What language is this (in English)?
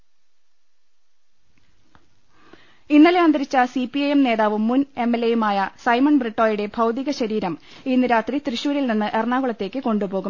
Malayalam